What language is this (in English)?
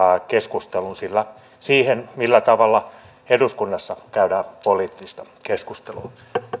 Finnish